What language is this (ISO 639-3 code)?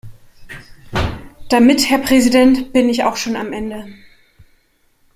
deu